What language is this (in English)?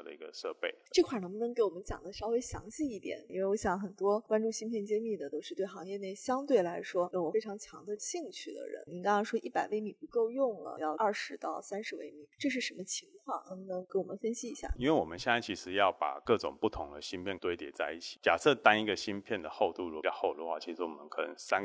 Chinese